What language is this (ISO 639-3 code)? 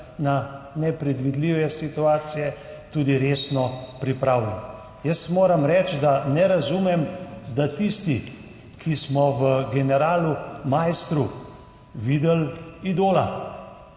slv